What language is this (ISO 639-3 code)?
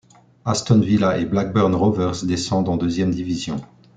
fra